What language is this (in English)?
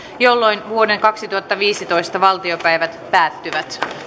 Finnish